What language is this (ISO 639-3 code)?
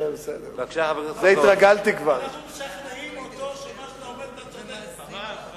heb